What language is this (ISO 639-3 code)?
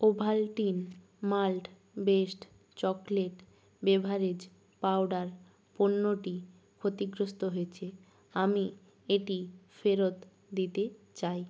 ben